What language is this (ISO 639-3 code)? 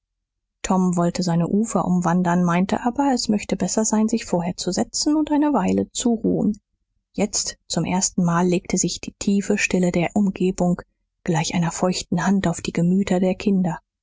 deu